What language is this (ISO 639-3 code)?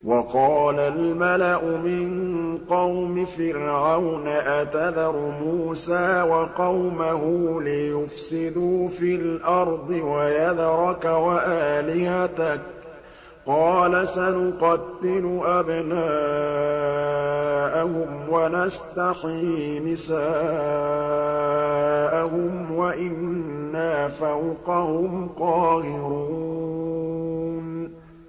ara